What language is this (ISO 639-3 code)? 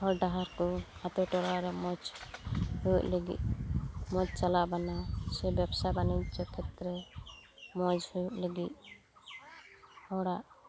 sat